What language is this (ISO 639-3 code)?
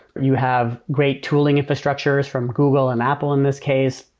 eng